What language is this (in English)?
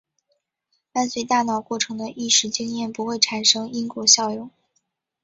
Chinese